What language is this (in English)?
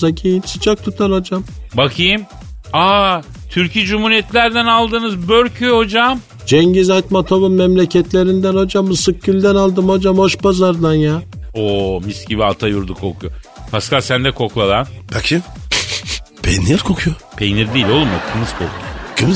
Turkish